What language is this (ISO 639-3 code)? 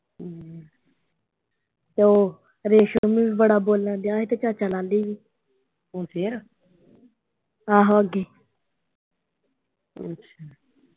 pan